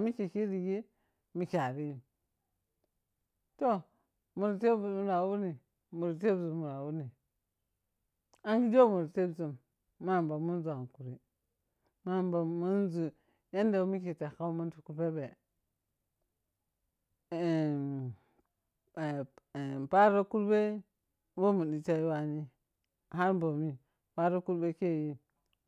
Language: Piya-Kwonci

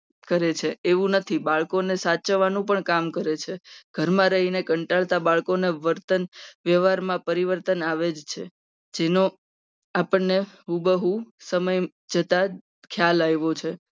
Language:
Gujarati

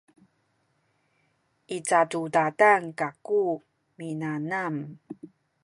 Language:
Sakizaya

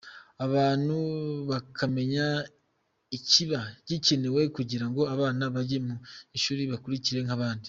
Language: Kinyarwanda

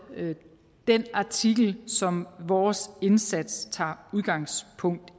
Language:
Danish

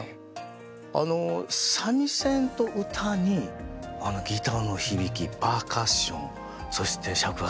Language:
Japanese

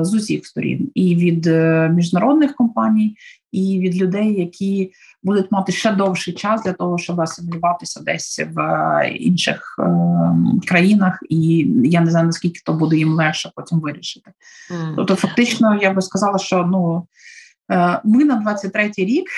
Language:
Ukrainian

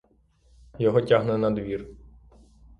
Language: Ukrainian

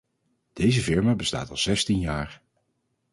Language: Dutch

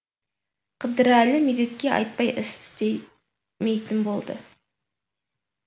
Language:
Kazakh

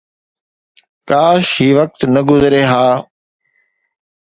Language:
Sindhi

